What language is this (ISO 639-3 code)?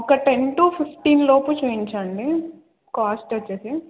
tel